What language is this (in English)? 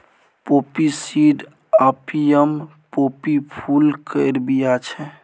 Maithili